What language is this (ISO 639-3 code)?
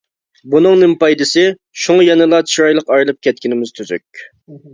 uig